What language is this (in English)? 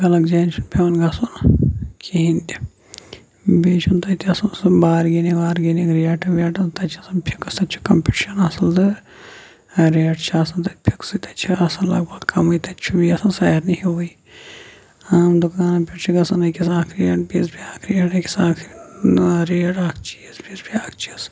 Kashmiri